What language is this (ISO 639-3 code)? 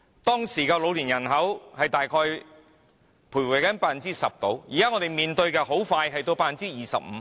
yue